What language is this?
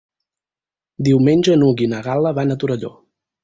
Catalan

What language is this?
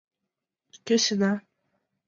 Mari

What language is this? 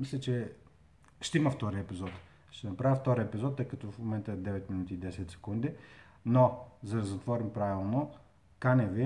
Bulgarian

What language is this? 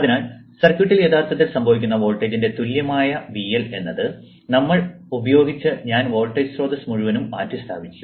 Malayalam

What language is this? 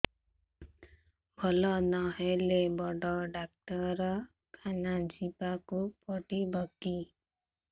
Odia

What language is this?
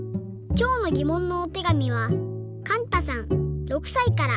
Japanese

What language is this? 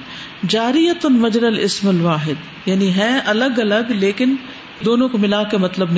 Urdu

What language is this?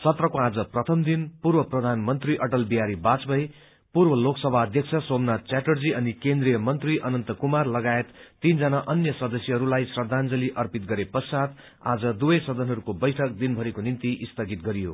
Nepali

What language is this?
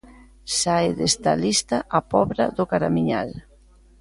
Galician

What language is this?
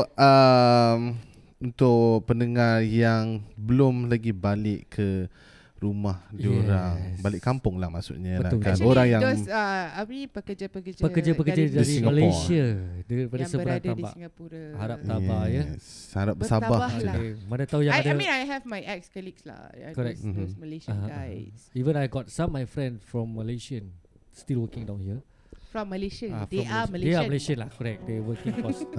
Malay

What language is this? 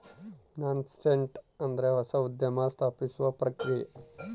Kannada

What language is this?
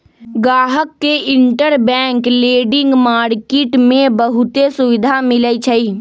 Magahi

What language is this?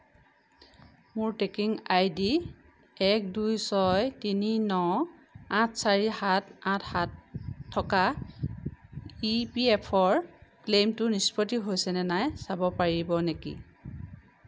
Assamese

